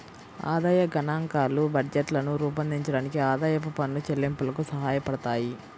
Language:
Telugu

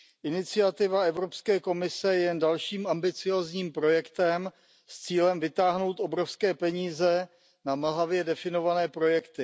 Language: Czech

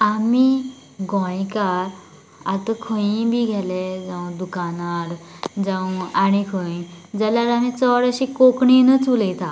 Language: Konkani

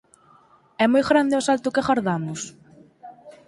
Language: Galician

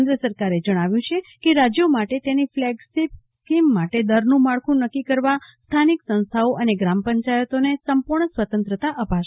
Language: Gujarati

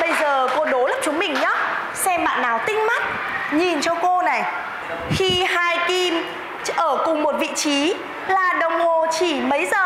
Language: Vietnamese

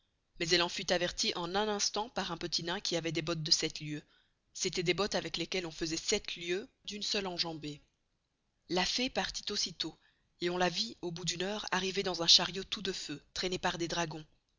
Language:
French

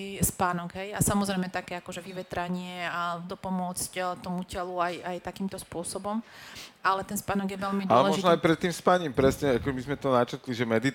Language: Slovak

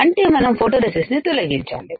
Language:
Telugu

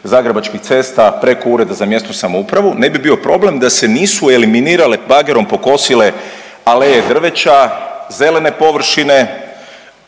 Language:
Croatian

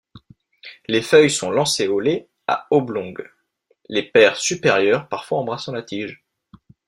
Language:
French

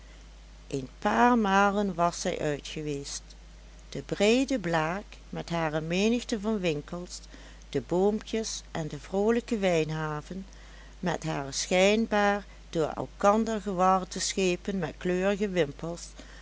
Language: Dutch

